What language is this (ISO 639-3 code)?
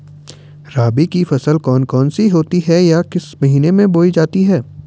hin